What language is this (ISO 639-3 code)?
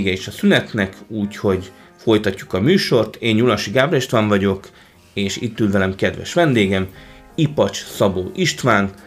hun